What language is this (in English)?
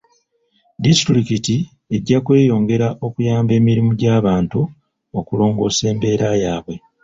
Ganda